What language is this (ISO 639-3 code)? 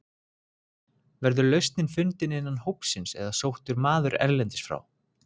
isl